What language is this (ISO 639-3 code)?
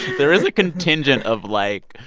eng